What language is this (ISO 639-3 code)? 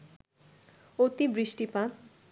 ben